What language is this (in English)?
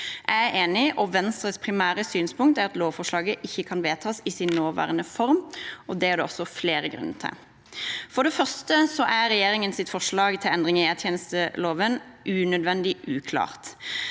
Norwegian